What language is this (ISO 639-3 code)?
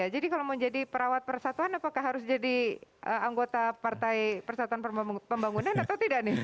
ind